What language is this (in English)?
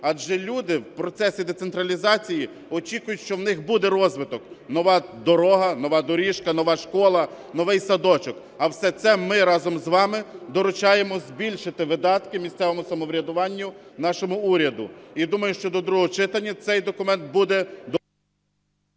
Ukrainian